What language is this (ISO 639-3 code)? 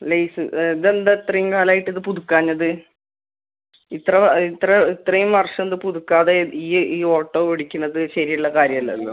mal